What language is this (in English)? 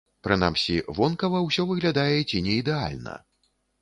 Belarusian